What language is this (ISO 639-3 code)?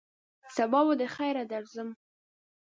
pus